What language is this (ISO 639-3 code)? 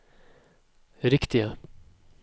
nor